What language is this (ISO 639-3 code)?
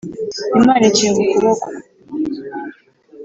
kin